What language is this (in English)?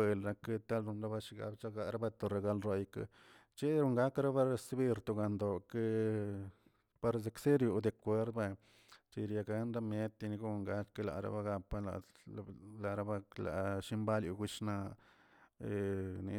Tilquiapan Zapotec